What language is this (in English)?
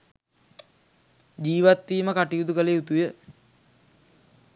Sinhala